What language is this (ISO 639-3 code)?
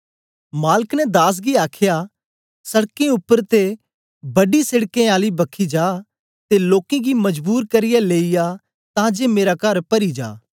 doi